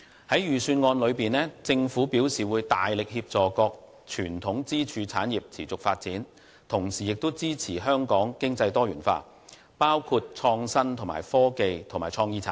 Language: Cantonese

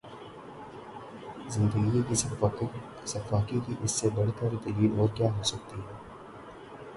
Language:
Urdu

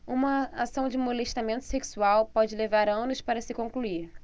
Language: Portuguese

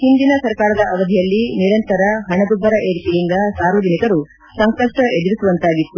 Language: Kannada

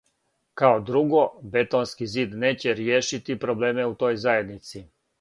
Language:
Serbian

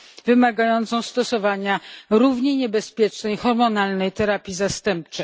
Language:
Polish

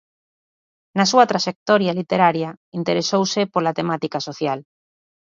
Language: Galician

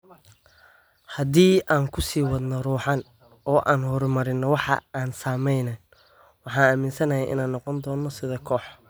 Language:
Somali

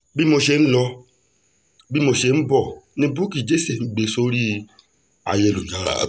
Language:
Yoruba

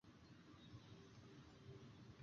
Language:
Chinese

